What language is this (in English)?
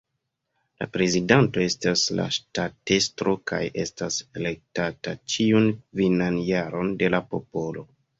Esperanto